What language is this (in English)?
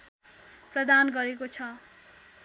Nepali